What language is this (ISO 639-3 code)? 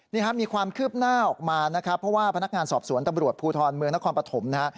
tha